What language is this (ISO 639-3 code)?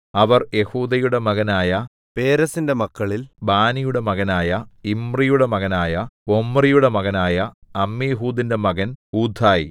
mal